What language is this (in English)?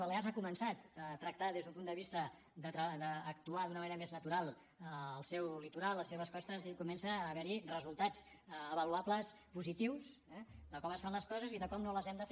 Catalan